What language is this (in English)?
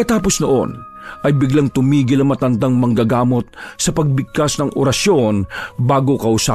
Filipino